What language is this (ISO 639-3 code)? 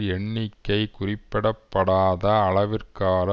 tam